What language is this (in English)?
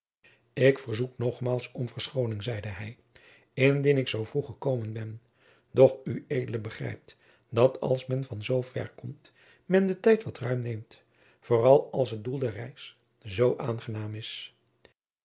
Dutch